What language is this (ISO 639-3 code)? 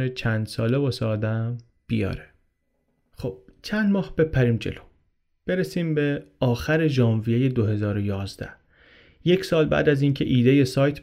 fas